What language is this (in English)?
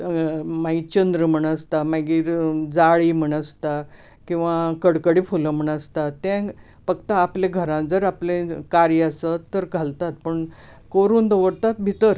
Konkani